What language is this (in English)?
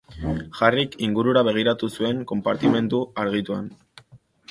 Basque